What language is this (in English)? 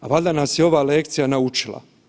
Croatian